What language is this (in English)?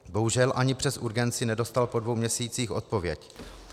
Czech